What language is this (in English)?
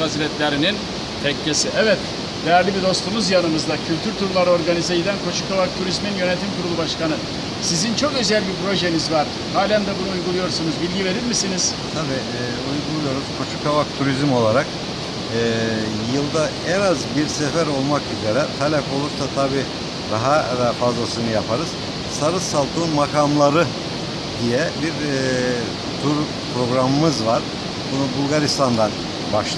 Turkish